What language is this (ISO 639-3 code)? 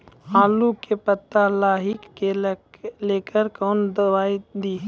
mai